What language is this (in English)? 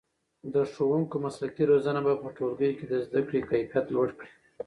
Pashto